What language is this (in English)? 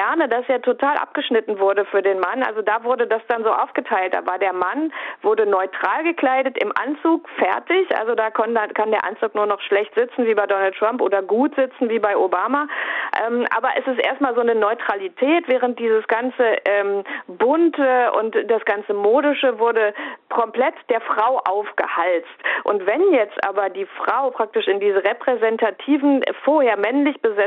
German